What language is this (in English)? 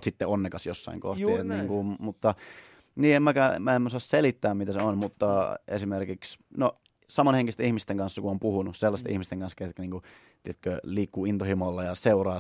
Finnish